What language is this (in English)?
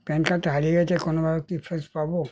Bangla